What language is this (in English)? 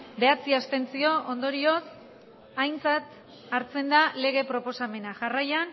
Basque